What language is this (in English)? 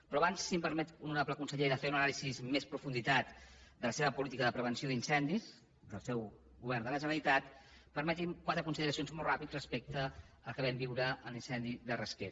Catalan